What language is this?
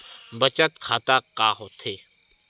Chhattisgarhi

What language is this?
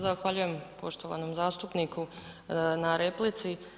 Croatian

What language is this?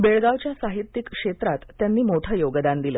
Marathi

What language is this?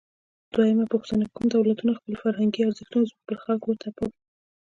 Pashto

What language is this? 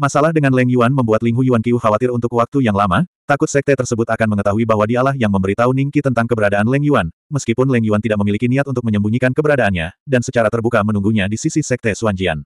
Indonesian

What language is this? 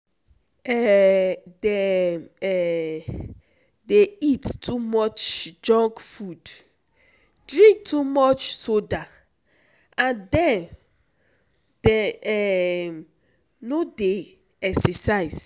Nigerian Pidgin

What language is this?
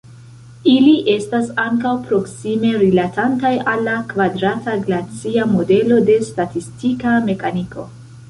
Esperanto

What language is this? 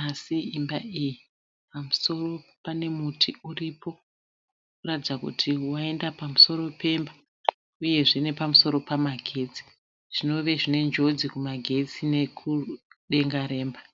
Shona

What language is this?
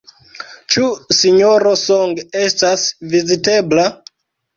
Esperanto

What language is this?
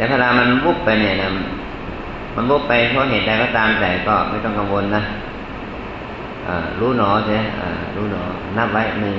Thai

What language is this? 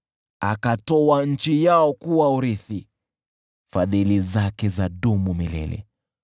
Swahili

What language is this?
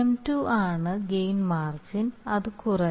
Malayalam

